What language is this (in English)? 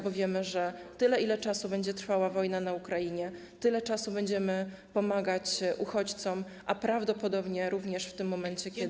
Polish